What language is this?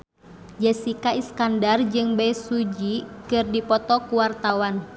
Sundanese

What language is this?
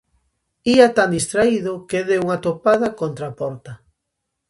Galician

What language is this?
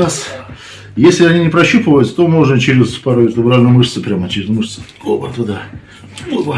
Russian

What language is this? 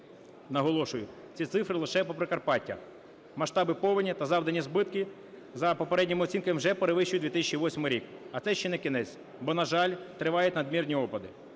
Ukrainian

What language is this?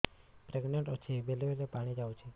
Odia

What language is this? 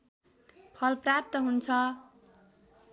Nepali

